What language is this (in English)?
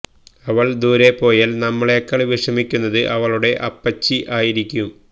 Malayalam